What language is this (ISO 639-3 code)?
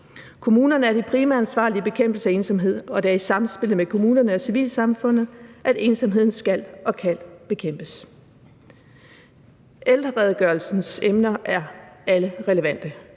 dan